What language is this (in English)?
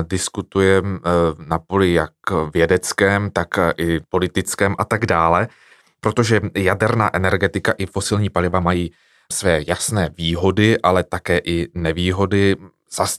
Czech